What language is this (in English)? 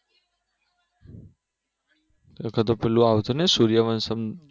Gujarati